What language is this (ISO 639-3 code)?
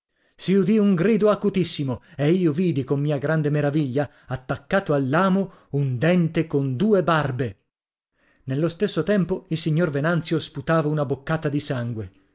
ita